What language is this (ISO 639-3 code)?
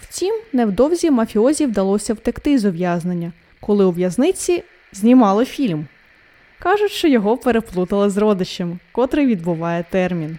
ukr